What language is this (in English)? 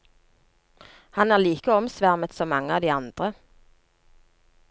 Norwegian